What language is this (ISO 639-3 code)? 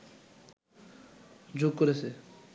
ben